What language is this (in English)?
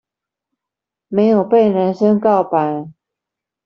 Chinese